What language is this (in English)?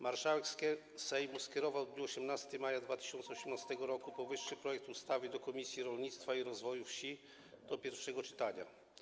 Polish